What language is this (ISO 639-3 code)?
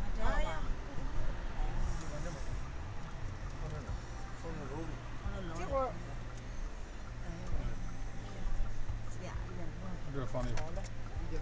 zho